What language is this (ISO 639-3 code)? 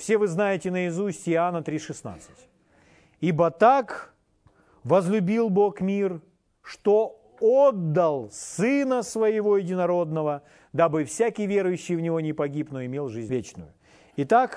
rus